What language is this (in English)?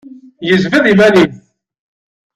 Kabyle